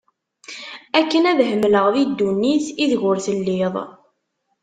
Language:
Kabyle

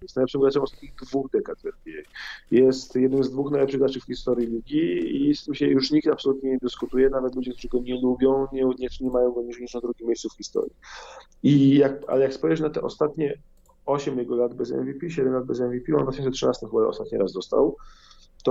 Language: Polish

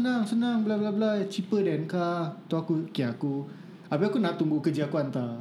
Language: Malay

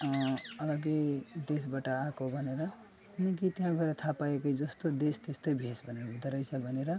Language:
Nepali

